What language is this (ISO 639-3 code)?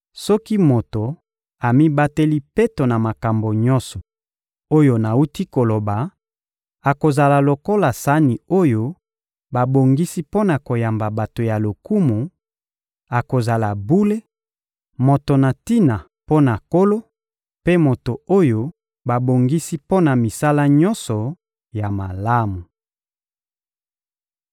lin